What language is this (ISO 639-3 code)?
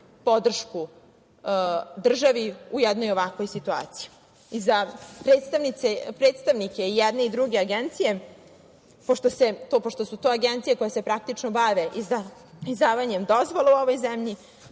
srp